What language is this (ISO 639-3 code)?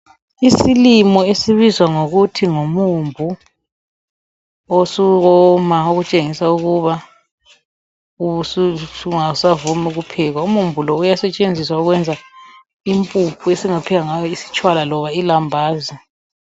nde